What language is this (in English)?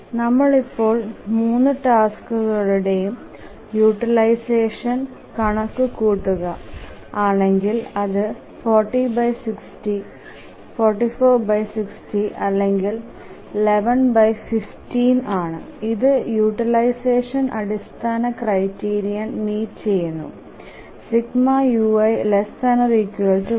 Malayalam